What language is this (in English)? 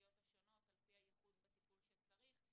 Hebrew